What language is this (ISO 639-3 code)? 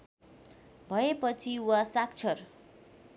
nep